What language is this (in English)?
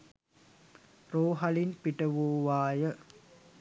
Sinhala